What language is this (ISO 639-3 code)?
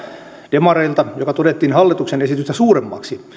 fin